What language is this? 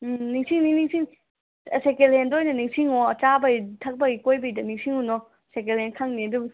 Manipuri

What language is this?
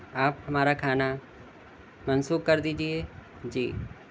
Urdu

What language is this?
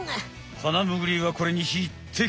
Japanese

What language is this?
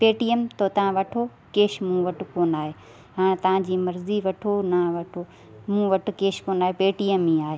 Sindhi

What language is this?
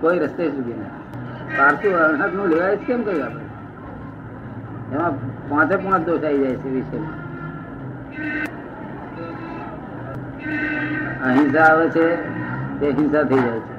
Gujarati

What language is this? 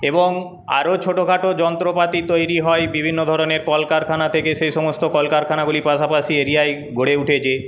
Bangla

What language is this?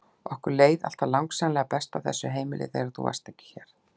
Icelandic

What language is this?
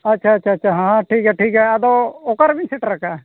Santali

